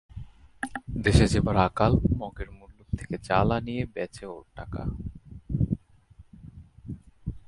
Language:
Bangla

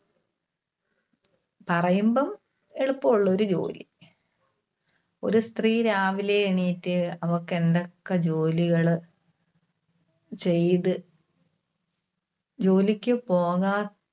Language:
Malayalam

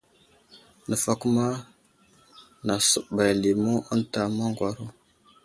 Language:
Wuzlam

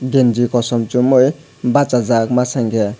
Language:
Kok Borok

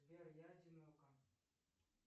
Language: Russian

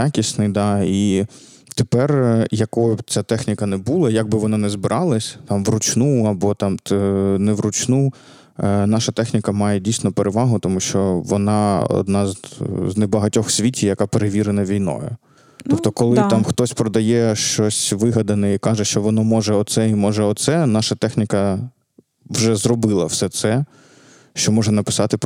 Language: Ukrainian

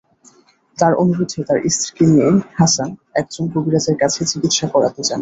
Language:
Bangla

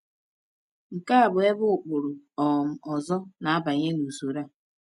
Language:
Igbo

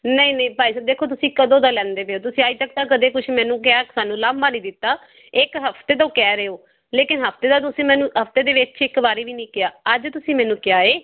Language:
Punjabi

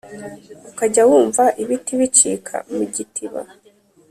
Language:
Kinyarwanda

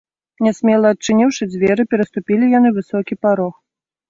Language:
Belarusian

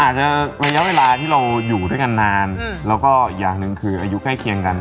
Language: Thai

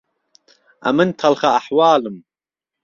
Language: Central Kurdish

